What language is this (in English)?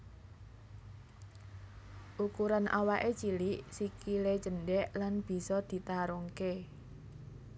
Javanese